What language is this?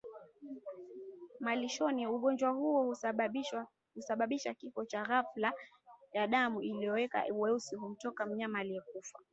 Swahili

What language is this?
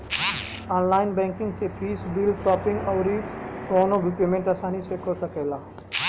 Bhojpuri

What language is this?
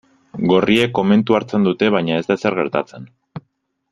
Basque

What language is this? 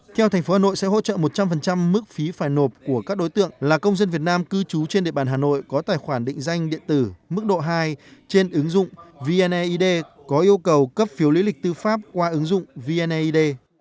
Vietnamese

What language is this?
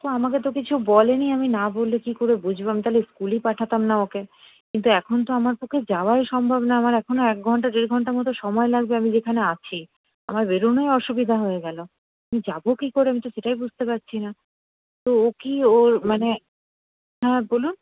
Bangla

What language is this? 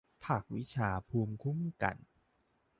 Thai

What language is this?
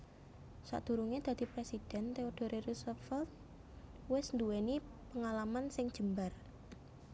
Javanese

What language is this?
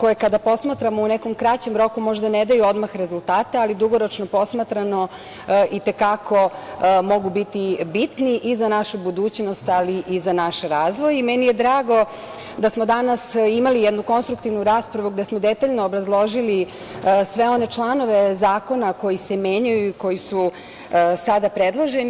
Serbian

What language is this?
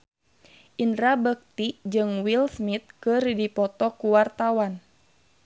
Sundanese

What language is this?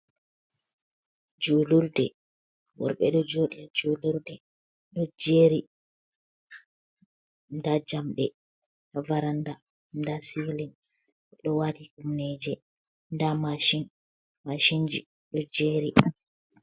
Fula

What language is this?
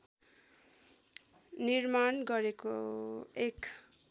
Nepali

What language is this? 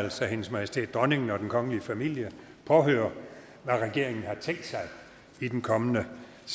Danish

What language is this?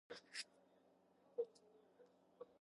Georgian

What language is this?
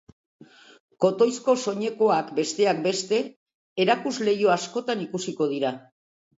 Basque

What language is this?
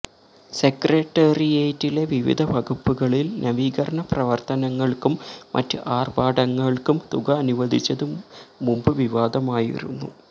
Malayalam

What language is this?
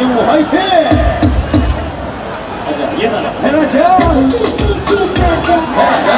Korean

